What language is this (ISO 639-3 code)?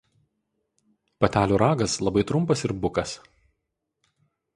lit